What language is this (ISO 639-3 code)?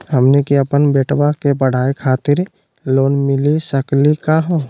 mag